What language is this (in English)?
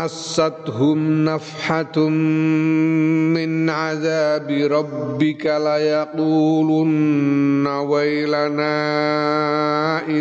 Indonesian